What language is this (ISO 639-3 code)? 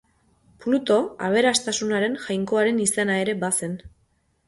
eus